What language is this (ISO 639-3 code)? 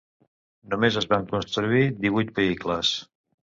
cat